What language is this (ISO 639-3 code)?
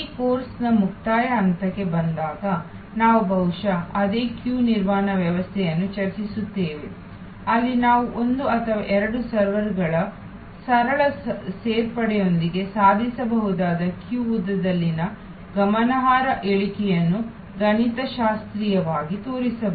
kan